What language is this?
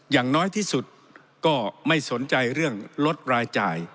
Thai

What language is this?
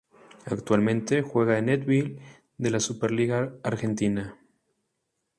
Spanish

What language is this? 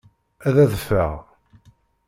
Kabyle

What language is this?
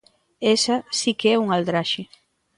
Galician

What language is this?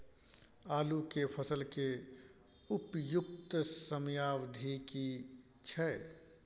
Maithili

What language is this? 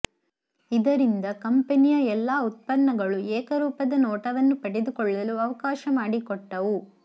Kannada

